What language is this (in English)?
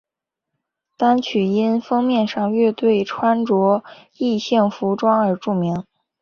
Chinese